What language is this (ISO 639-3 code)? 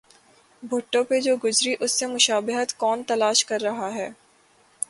urd